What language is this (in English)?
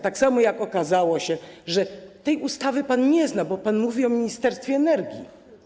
Polish